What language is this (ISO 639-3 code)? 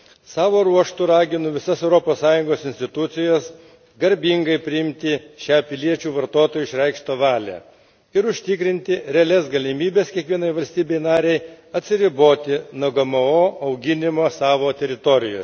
lit